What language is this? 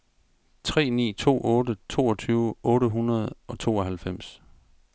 Danish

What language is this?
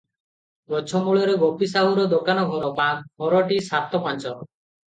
Odia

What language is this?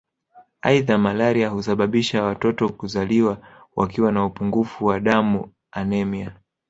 Swahili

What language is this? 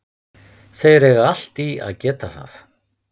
Icelandic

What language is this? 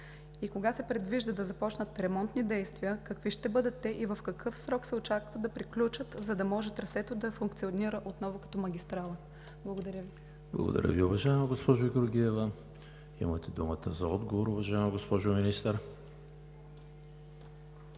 Bulgarian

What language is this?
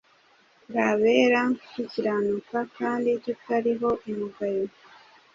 Kinyarwanda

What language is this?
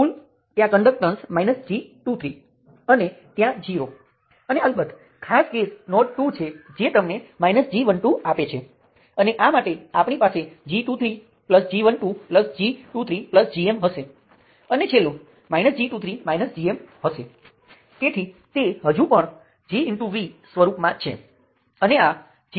Gujarati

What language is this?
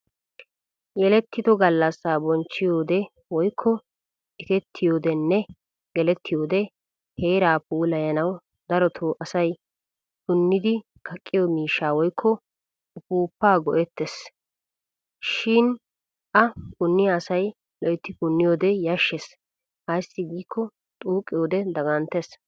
Wolaytta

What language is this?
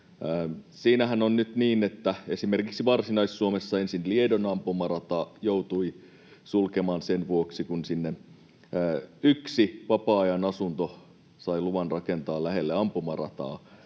Finnish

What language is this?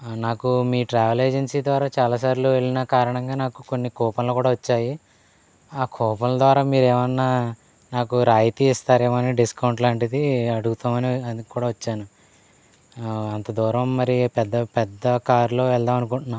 Telugu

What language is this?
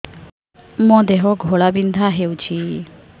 Odia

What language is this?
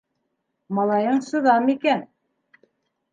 Bashkir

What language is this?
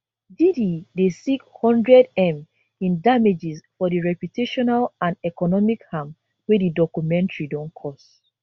Nigerian Pidgin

